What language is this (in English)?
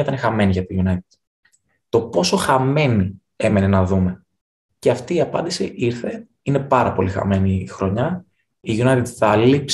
Greek